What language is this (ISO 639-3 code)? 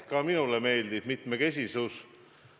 est